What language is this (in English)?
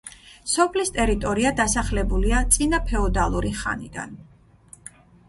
Georgian